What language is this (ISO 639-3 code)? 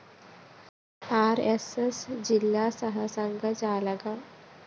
mal